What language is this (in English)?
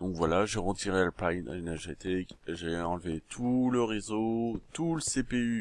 French